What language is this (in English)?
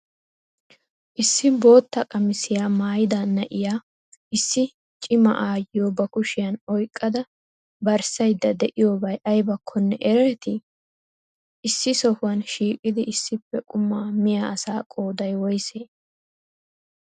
Wolaytta